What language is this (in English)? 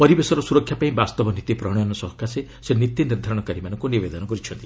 Odia